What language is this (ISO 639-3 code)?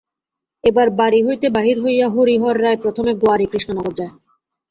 ben